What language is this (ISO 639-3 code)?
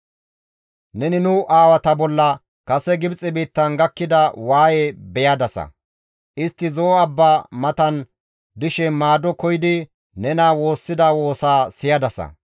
gmv